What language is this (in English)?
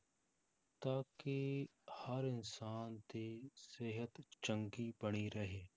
Punjabi